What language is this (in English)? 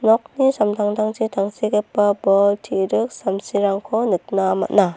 Garo